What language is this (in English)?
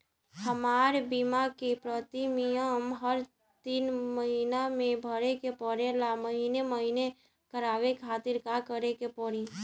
Bhojpuri